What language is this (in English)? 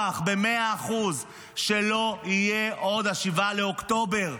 Hebrew